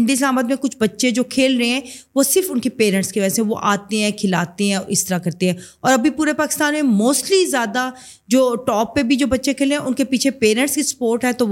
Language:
Urdu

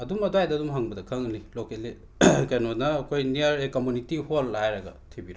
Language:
Manipuri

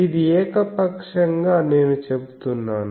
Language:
Telugu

